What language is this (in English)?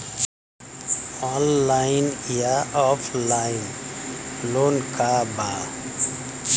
Bhojpuri